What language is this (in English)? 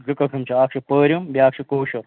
Kashmiri